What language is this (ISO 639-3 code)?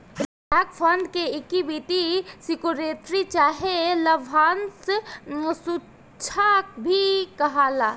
bho